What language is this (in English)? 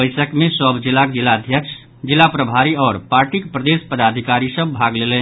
Maithili